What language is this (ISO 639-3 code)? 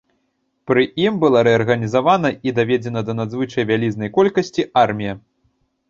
bel